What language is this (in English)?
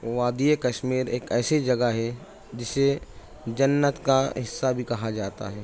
Urdu